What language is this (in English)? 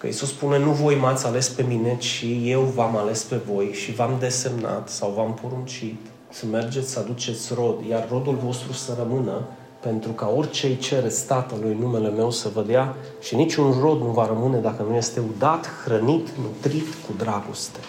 Romanian